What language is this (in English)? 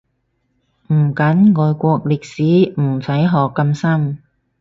Cantonese